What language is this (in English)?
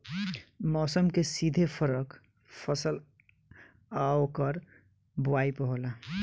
Bhojpuri